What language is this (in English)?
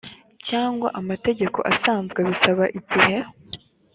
Kinyarwanda